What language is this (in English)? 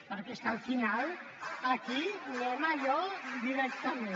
Catalan